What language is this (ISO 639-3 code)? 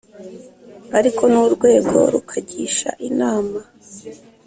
kin